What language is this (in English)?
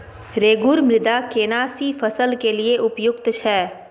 Maithili